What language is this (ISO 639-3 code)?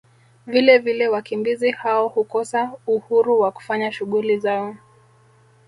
swa